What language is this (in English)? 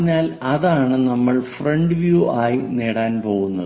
Malayalam